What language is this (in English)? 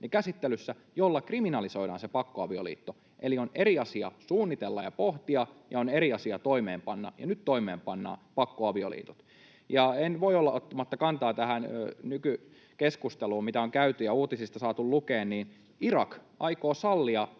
Finnish